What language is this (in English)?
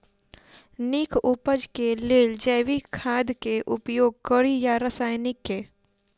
Maithili